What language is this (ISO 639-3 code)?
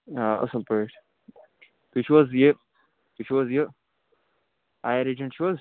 kas